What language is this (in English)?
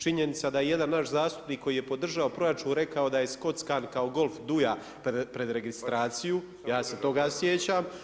Croatian